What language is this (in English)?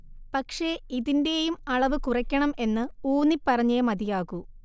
Malayalam